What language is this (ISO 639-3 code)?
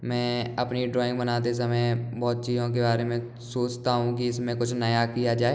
hin